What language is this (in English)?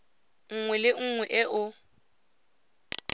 Tswana